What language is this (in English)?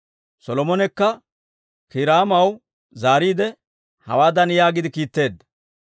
Dawro